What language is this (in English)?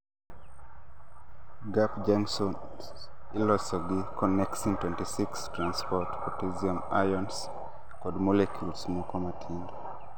Luo (Kenya and Tanzania)